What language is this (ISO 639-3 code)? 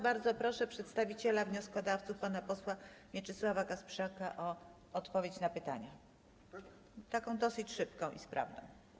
pol